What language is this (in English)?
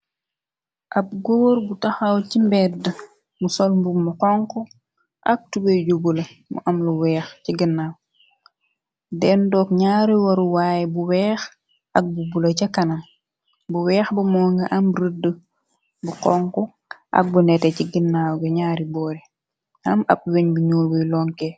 Wolof